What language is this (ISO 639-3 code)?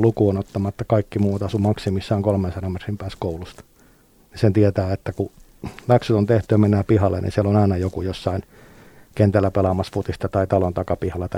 fin